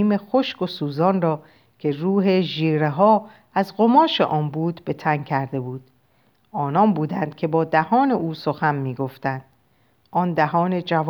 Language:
Persian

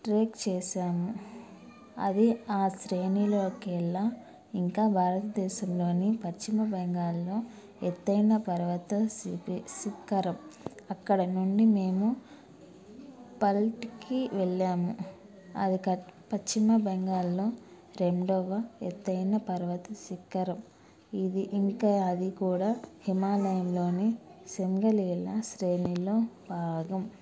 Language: Telugu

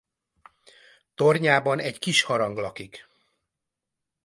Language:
Hungarian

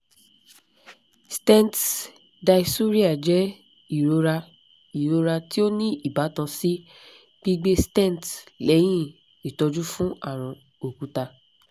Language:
Yoruba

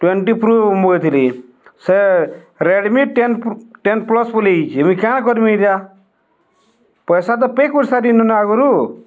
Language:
Odia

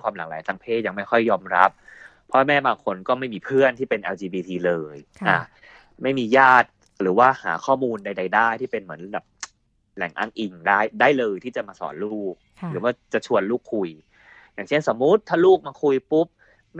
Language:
Thai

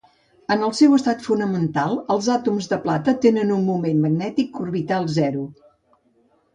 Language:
Catalan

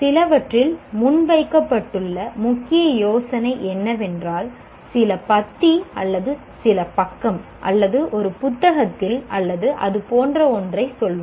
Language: Tamil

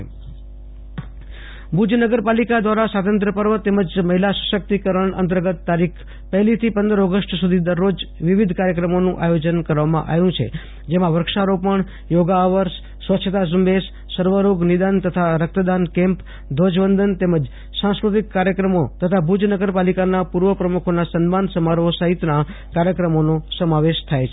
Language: Gujarati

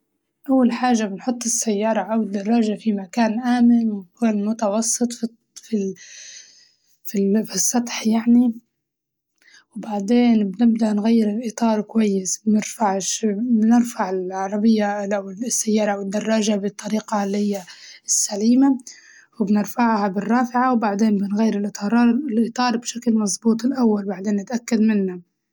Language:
Libyan Arabic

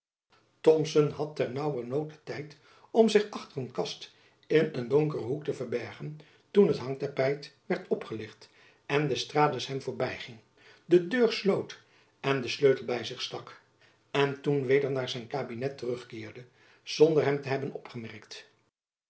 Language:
Dutch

